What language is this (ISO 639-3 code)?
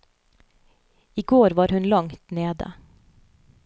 nor